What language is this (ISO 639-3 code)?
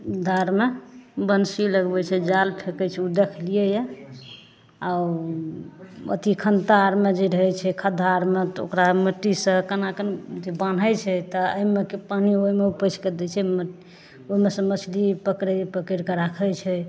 mai